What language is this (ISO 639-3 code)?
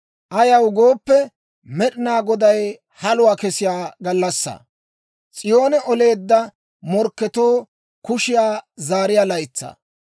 dwr